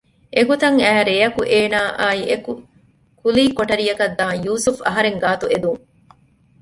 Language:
Divehi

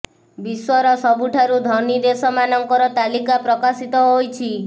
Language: Odia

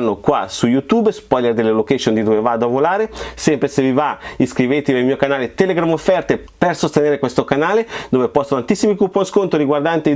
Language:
Italian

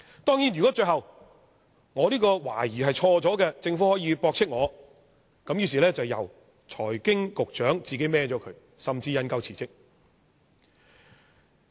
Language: Cantonese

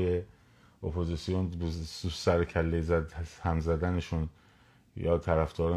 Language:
Persian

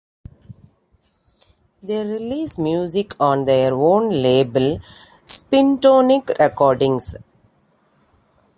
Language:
English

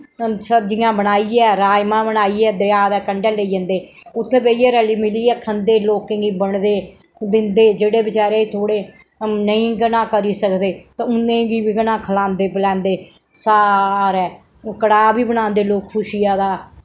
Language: Dogri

